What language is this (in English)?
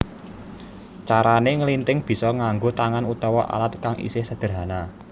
Javanese